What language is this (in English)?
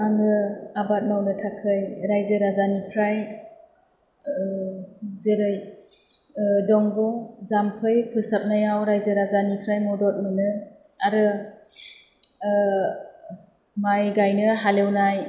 Bodo